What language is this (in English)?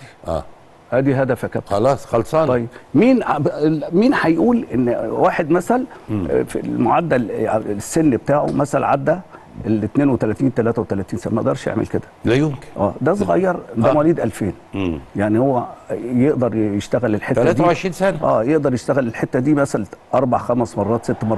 Arabic